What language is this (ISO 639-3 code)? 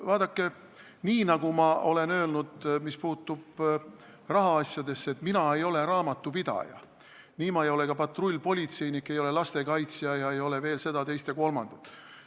est